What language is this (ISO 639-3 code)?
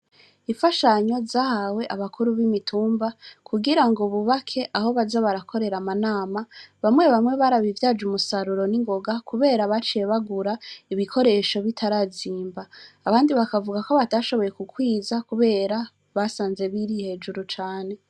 run